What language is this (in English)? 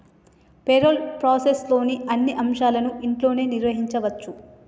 Telugu